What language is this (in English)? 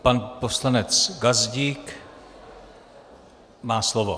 Czech